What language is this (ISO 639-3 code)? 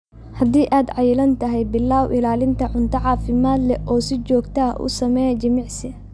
som